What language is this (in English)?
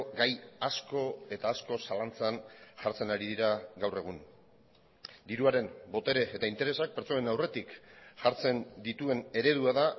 Basque